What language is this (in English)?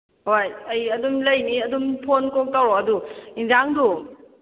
Manipuri